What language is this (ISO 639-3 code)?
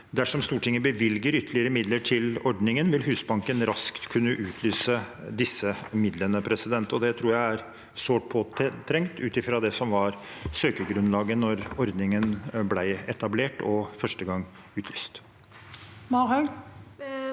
nor